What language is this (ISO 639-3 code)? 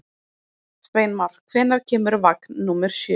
isl